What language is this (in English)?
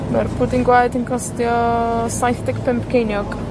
Welsh